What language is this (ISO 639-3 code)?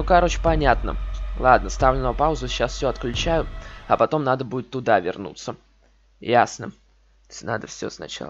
rus